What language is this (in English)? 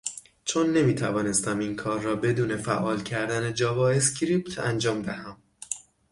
Persian